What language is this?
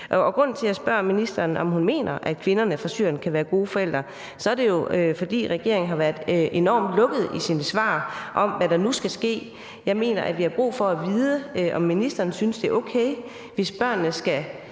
Danish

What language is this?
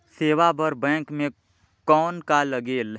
Chhattisgarhi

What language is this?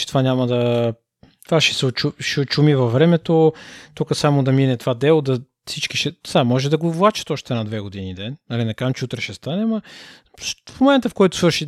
Bulgarian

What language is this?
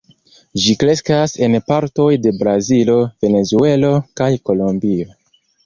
Esperanto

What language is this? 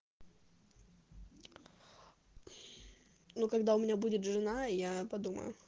Russian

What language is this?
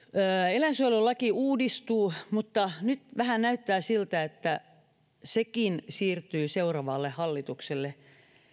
Finnish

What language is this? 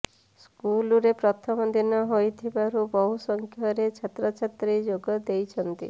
Odia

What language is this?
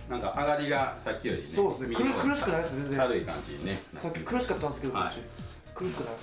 Japanese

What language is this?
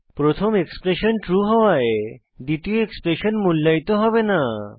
Bangla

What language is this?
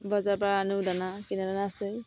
Assamese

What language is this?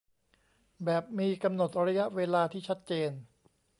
Thai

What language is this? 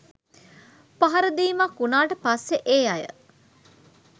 Sinhala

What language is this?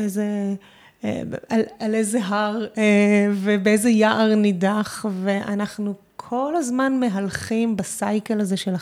Hebrew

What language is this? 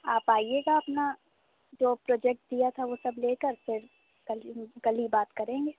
Urdu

